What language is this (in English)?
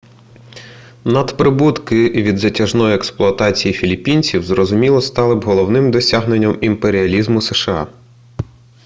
Ukrainian